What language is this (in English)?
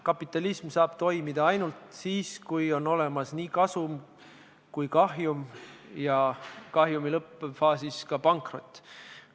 Estonian